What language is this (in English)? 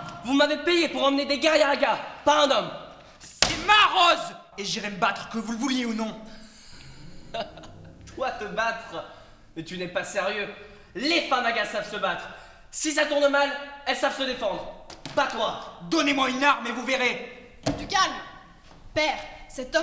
French